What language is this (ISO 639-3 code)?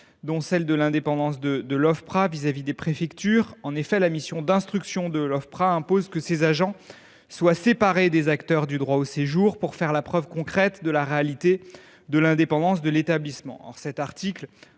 fra